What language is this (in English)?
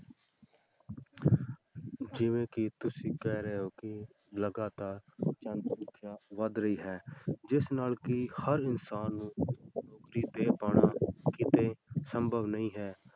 Punjabi